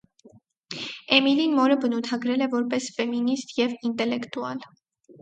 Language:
Armenian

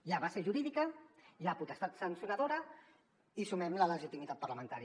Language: Catalan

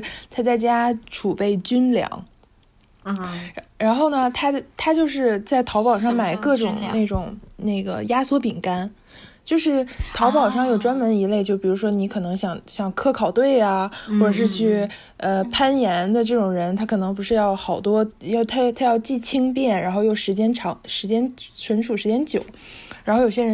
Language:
Chinese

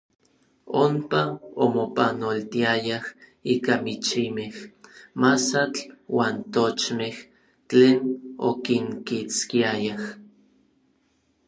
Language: Orizaba Nahuatl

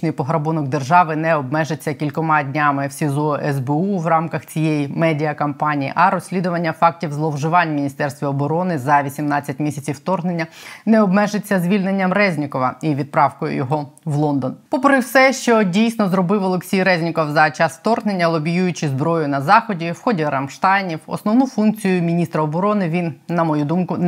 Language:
Ukrainian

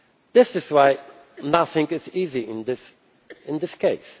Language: English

